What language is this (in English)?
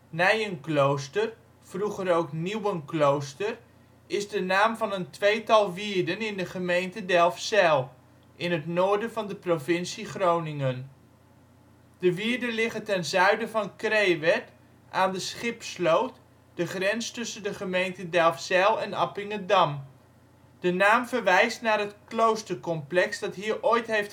Dutch